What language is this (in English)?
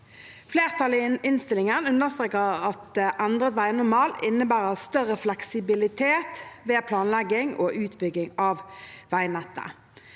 Norwegian